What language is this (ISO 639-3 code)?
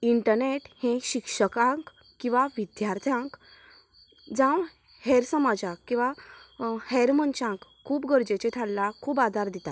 kok